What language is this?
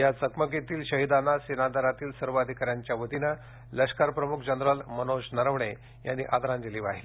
Marathi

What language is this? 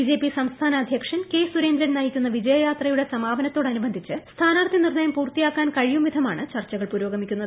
Malayalam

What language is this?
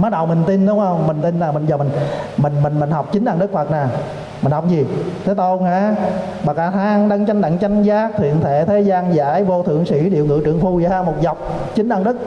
Vietnamese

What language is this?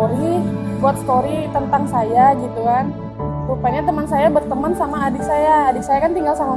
Indonesian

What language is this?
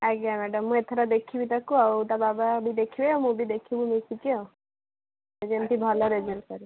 Odia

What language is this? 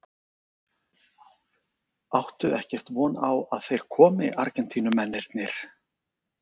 Icelandic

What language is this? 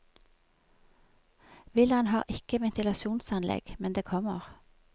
Norwegian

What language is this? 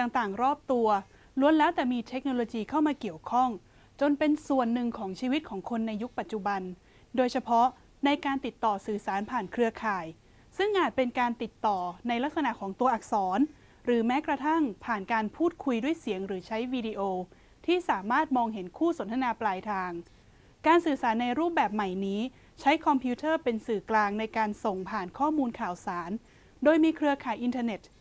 Thai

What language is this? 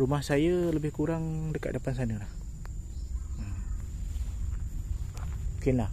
Malay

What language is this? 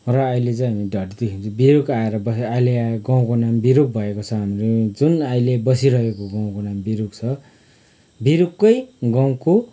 Nepali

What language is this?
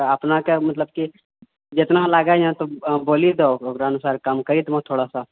Maithili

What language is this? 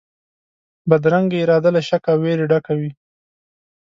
Pashto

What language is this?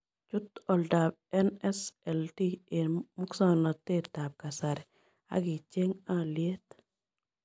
Kalenjin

